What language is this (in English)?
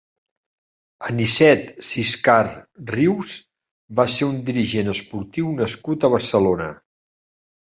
Catalan